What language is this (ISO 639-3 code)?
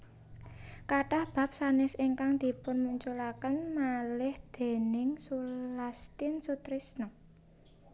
jav